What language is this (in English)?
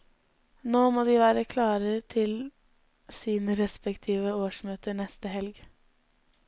Norwegian